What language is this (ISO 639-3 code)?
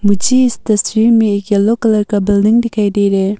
hin